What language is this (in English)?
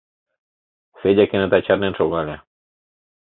Mari